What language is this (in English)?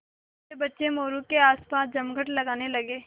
Hindi